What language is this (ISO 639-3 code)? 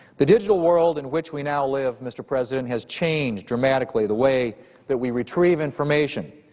eng